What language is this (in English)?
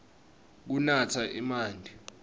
Swati